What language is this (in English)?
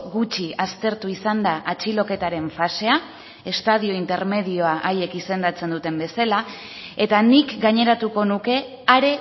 Basque